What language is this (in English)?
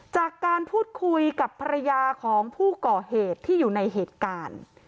Thai